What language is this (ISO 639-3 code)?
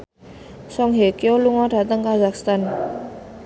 jav